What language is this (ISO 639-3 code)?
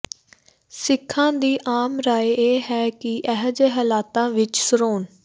pan